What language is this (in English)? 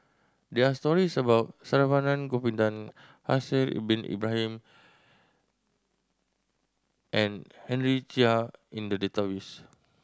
English